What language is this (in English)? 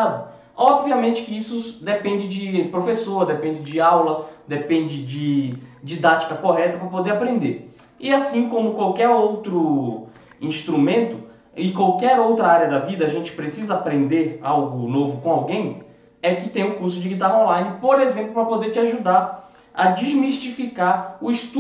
Portuguese